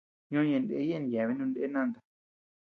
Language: Tepeuxila Cuicatec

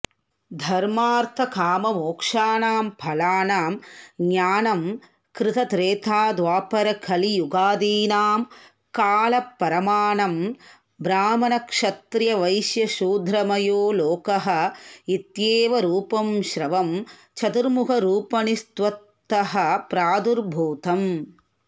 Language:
Sanskrit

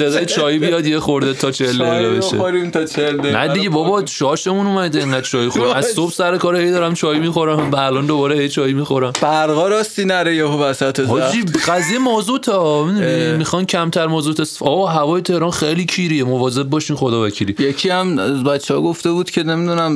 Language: Persian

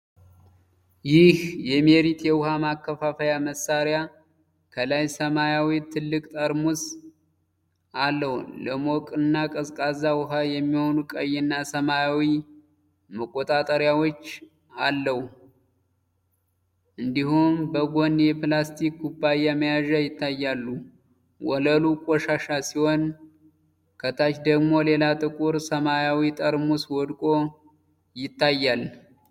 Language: Amharic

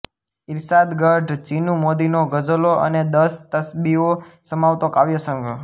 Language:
Gujarati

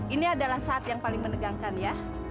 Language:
Indonesian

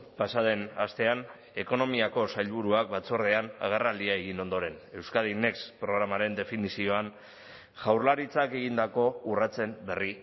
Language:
Basque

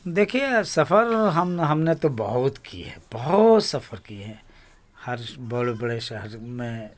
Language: Urdu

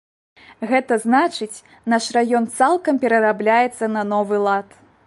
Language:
Belarusian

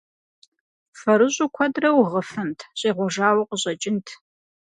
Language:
Kabardian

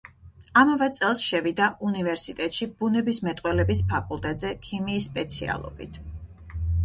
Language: Georgian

